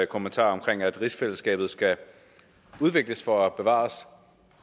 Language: Danish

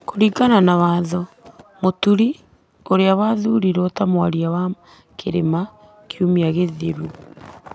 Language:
Kikuyu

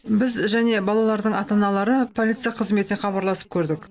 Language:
Kazakh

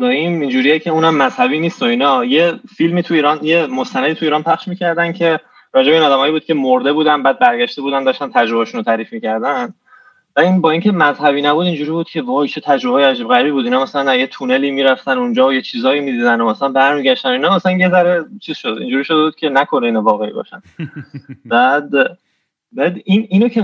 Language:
Persian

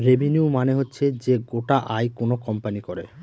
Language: Bangla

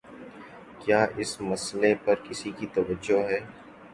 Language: Urdu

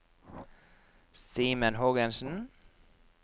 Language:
Norwegian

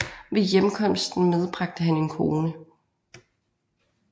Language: Danish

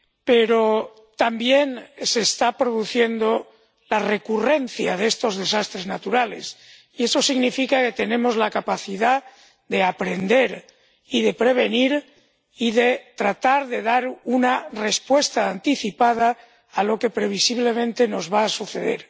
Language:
Spanish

